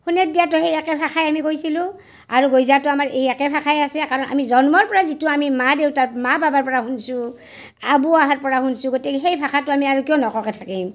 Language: Assamese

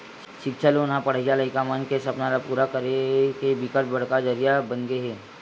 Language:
Chhattisgarhi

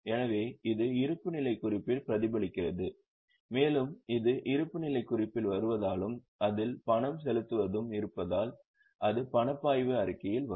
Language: Tamil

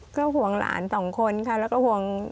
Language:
Thai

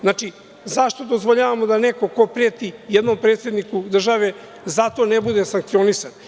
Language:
Serbian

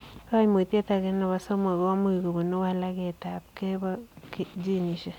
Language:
Kalenjin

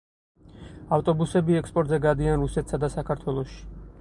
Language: Georgian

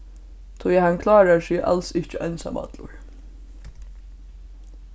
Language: Faroese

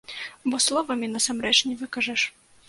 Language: Belarusian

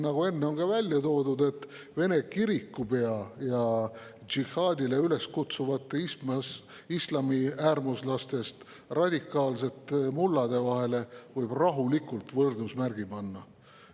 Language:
Estonian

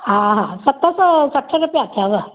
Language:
Sindhi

